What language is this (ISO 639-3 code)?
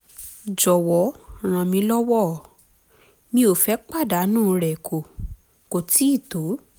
yor